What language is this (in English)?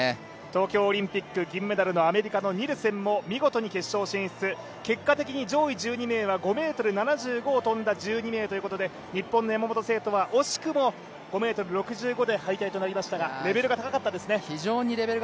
Japanese